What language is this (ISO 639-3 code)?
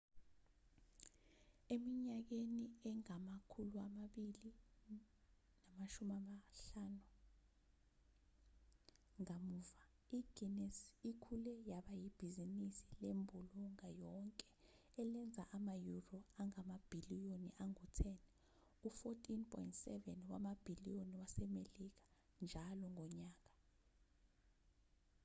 zul